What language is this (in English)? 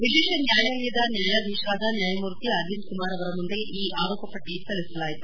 Kannada